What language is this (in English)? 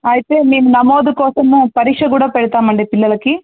Telugu